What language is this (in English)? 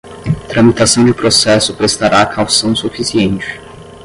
Portuguese